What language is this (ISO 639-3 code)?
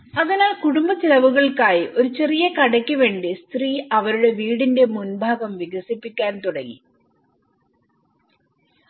mal